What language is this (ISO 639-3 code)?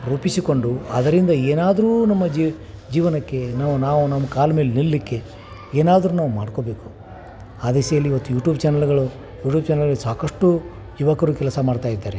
kan